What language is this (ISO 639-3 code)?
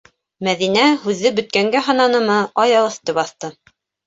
bak